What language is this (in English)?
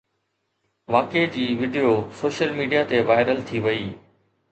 Sindhi